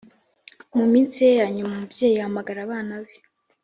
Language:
Kinyarwanda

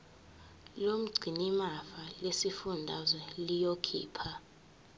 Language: Zulu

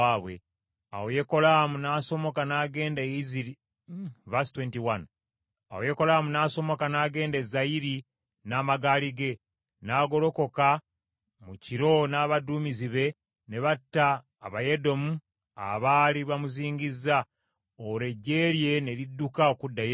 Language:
Ganda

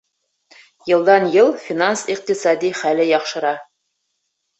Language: Bashkir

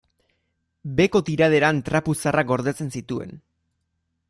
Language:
Basque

